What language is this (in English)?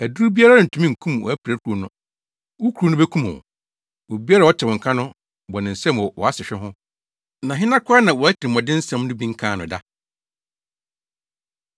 Akan